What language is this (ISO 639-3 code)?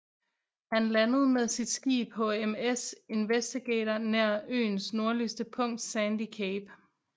dan